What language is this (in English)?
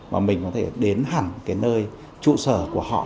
Vietnamese